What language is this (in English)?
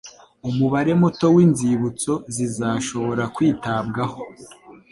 Kinyarwanda